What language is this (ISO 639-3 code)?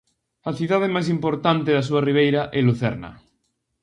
glg